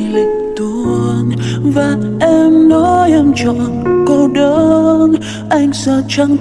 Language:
Vietnamese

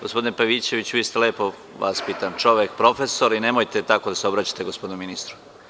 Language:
Serbian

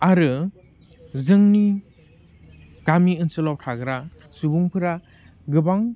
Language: Bodo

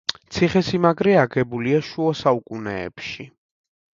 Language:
Georgian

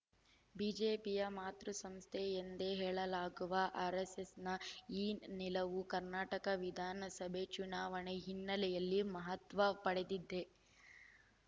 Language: Kannada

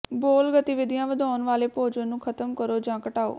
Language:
Punjabi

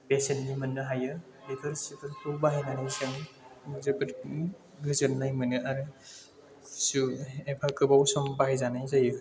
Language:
Bodo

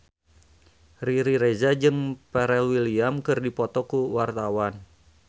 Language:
Sundanese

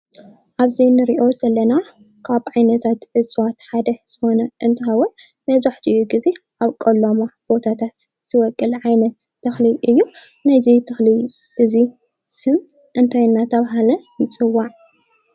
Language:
Tigrinya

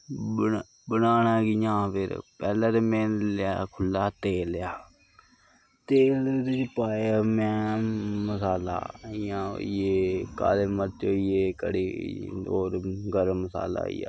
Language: Dogri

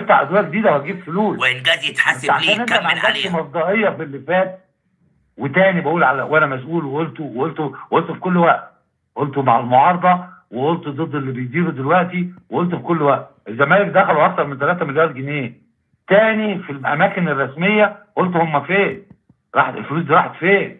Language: Arabic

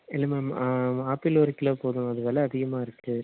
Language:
Tamil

